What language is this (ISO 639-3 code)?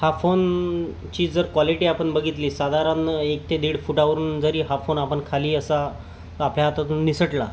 mar